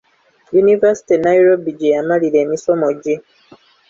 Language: Ganda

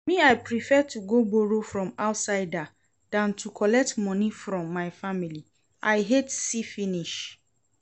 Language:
Nigerian Pidgin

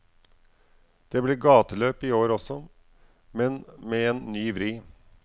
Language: Norwegian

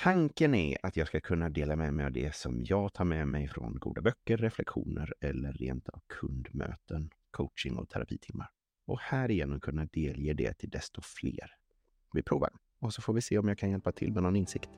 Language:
Swedish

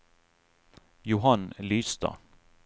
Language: Norwegian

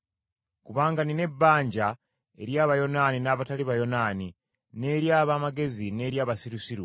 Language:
Ganda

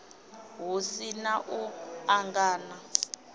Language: Venda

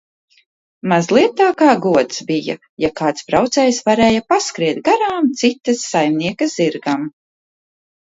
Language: Latvian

